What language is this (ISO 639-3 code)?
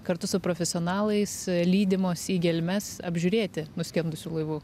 lit